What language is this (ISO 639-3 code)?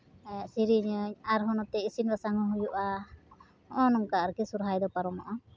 sat